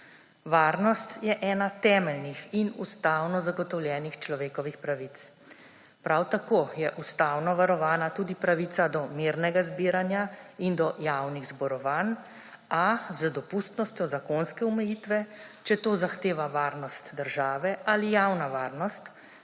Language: Slovenian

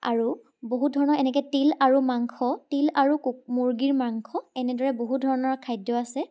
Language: Assamese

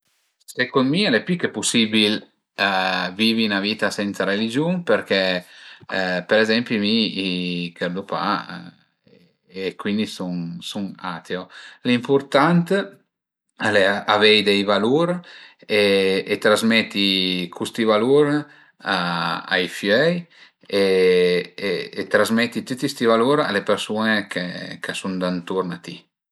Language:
Piedmontese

